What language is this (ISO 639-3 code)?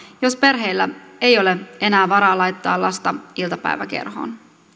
fin